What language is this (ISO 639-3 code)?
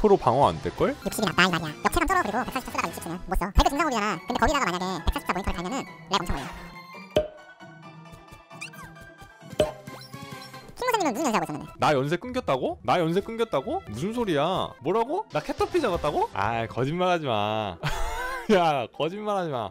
kor